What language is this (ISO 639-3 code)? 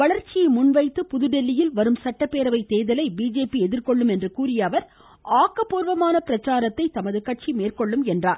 tam